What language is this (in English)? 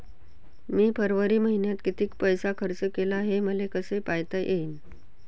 Marathi